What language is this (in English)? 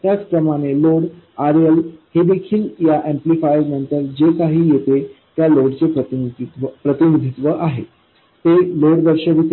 Marathi